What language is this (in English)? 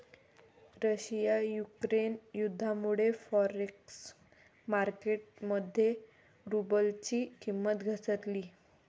Marathi